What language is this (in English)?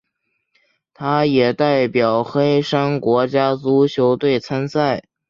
Chinese